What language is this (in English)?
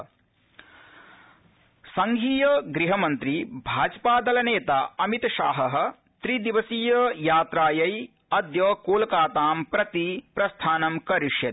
Sanskrit